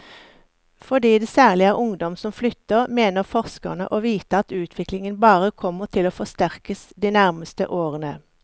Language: Norwegian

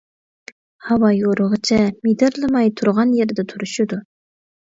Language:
Uyghur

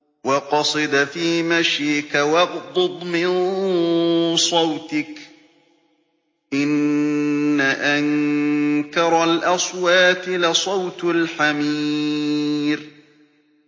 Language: Arabic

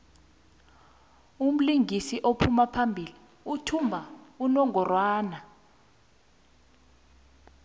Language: South Ndebele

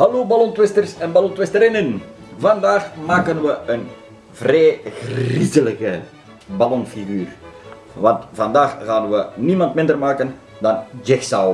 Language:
Dutch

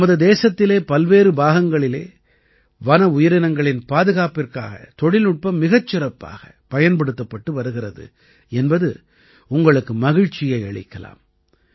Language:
Tamil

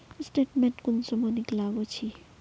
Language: Magahi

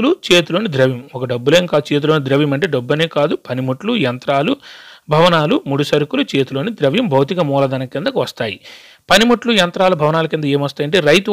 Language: Telugu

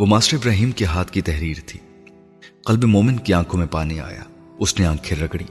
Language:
Urdu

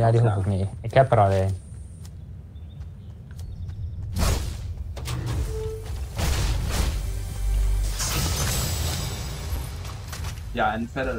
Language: Dutch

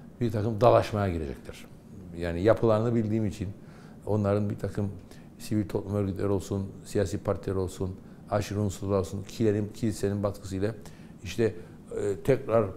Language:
Turkish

